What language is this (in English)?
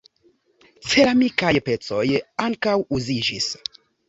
Esperanto